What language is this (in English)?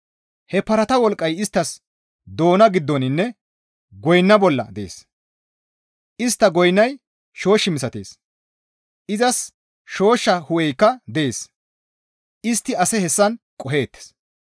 Gamo